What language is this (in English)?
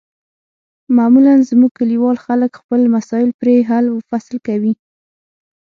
Pashto